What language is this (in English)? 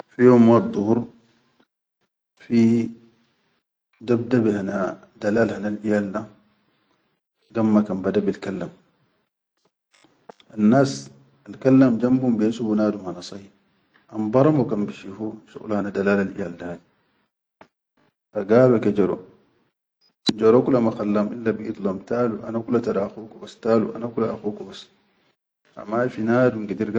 Chadian Arabic